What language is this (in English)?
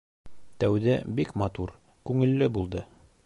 Bashkir